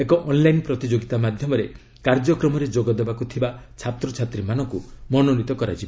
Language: Odia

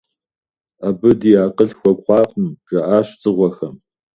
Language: Kabardian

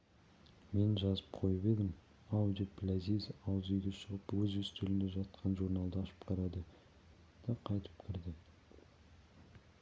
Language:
Kazakh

